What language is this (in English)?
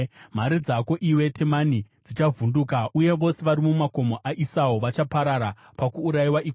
Shona